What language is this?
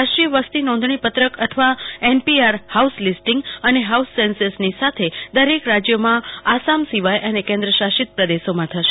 Gujarati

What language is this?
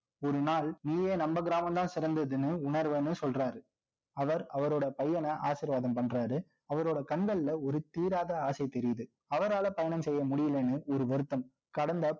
Tamil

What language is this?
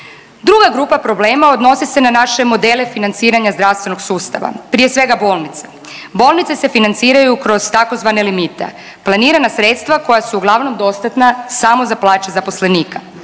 Croatian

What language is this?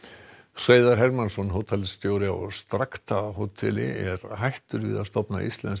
Icelandic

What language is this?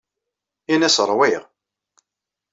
Kabyle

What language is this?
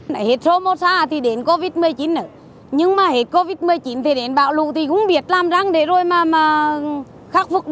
Vietnamese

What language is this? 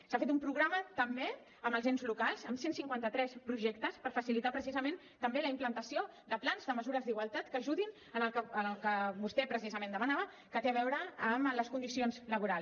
Catalan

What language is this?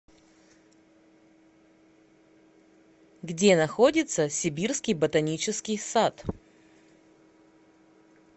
Russian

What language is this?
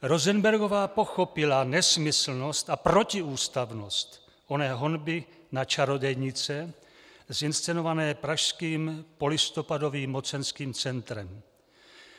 Czech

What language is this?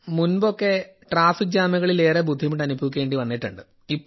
Malayalam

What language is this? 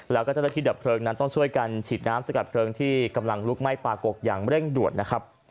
Thai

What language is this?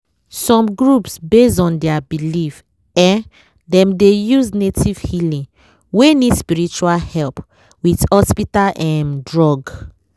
Nigerian Pidgin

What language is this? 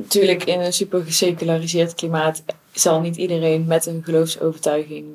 Dutch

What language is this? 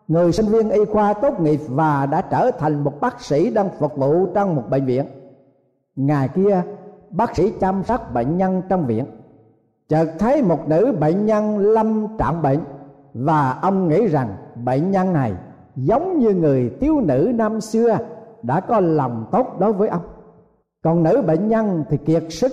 Vietnamese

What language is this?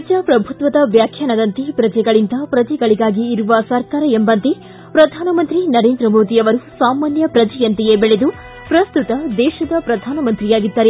Kannada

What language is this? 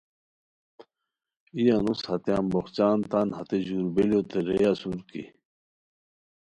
Khowar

